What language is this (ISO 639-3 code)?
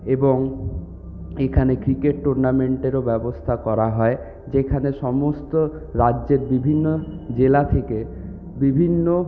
ben